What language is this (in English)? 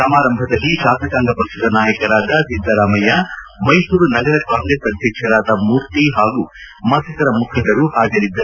Kannada